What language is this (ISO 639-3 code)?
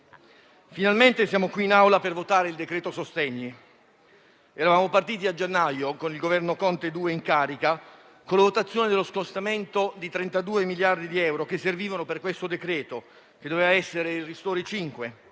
ita